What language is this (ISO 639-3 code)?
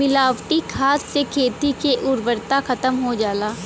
bho